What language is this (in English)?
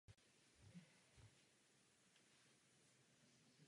Czech